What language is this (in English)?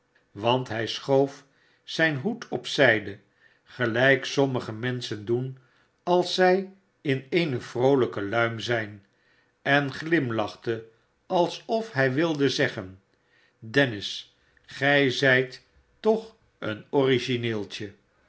Dutch